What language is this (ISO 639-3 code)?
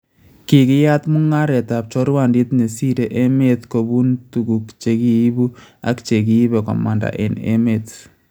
kln